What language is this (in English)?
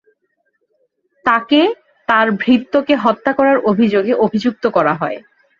Bangla